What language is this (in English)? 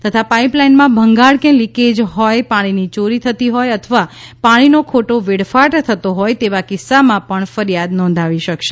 Gujarati